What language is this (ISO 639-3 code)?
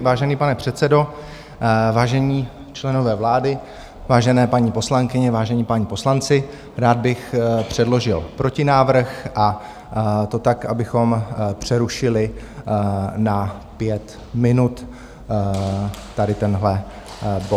ces